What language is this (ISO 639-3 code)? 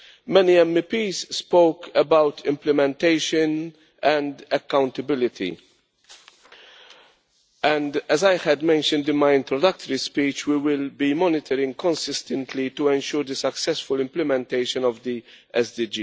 eng